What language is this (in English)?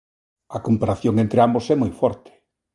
Galician